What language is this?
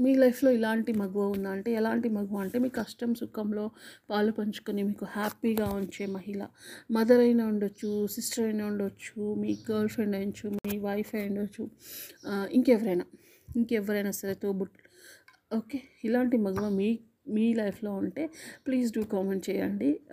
Telugu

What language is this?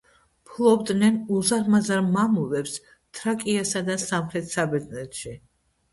Georgian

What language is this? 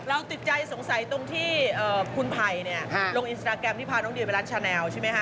Thai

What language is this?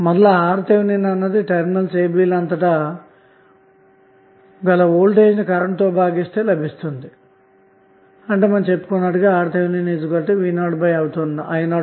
Telugu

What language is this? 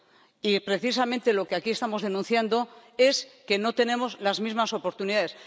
Spanish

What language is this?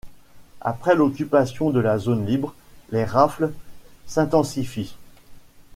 French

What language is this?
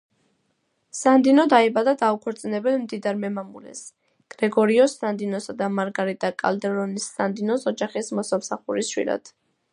Georgian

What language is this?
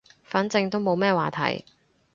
Cantonese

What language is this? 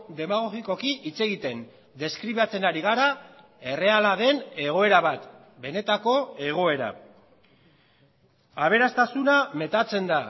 Basque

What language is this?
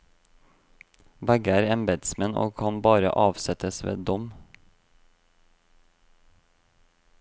Norwegian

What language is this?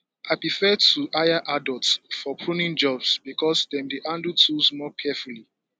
Nigerian Pidgin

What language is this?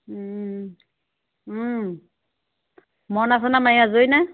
Assamese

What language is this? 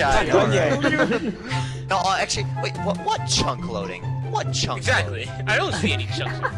English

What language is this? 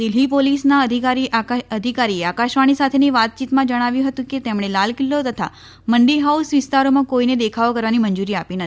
Gujarati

